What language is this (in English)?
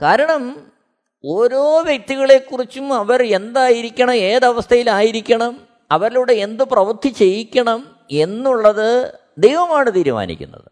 Malayalam